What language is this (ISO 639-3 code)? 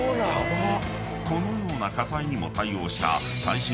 jpn